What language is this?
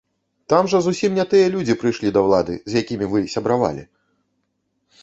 Belarusian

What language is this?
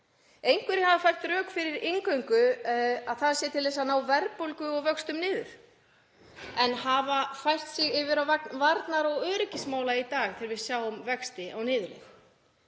Icelandic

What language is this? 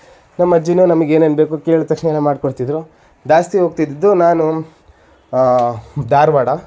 Kannada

